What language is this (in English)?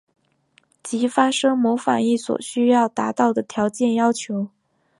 Chinese